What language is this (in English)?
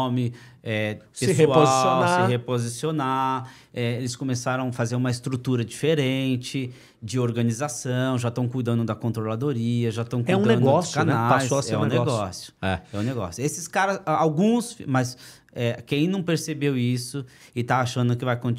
Portuguese